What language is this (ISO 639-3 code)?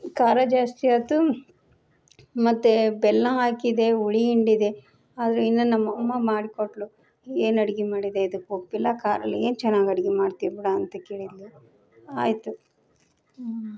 kan